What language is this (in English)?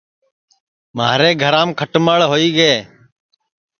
Sansi